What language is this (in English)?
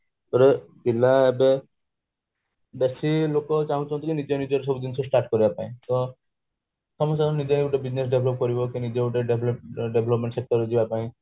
Odia